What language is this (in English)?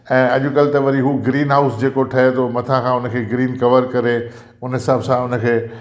Sindhi